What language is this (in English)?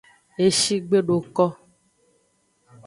Aja (Benin)